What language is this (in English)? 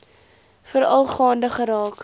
Afrikaans